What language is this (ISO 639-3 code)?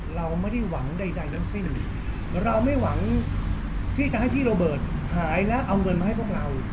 tha